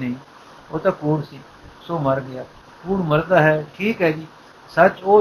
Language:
Punjabi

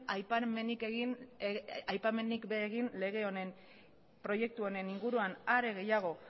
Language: Basque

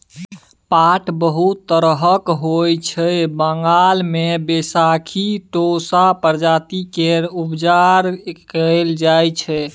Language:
Maithili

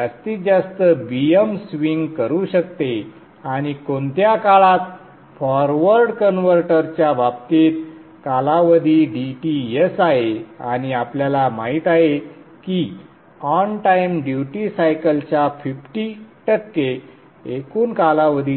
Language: Marathi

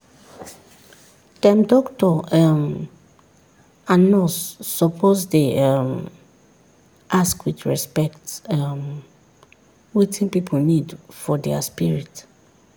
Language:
Nigerian Pidgin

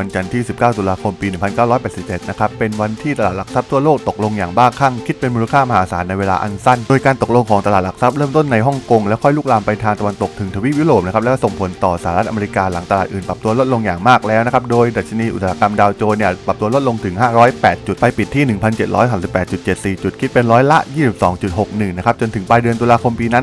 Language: Thai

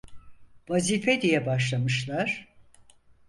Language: Turkish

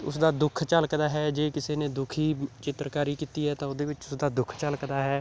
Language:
Punjabi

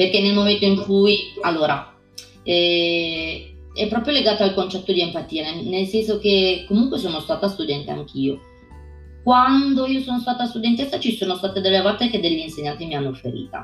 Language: Italian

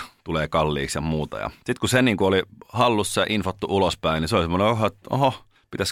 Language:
Finnish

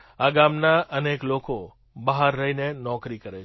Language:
Gujarati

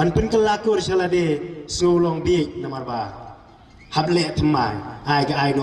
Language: Indonesian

